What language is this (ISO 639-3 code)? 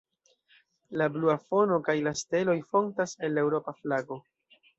epo